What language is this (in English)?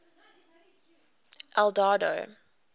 English